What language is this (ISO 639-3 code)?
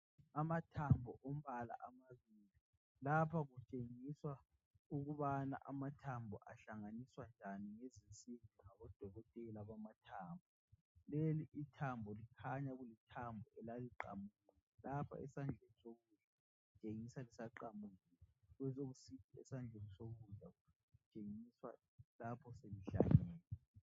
nde